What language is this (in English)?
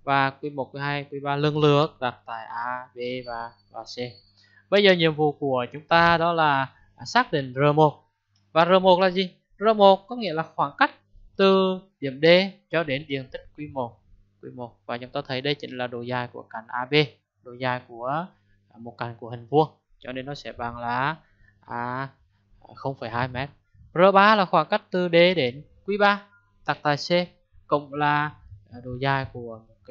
Vietnamese